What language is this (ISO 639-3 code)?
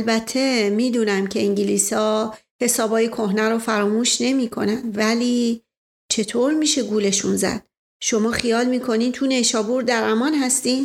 fas